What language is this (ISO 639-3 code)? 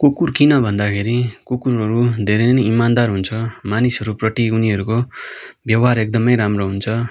nep